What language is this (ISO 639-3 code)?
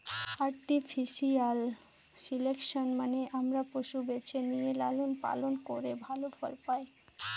ben